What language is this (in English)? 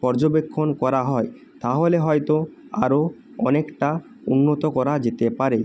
Bangla